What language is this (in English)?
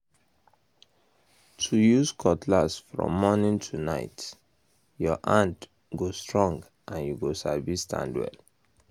Nigerian Pidgin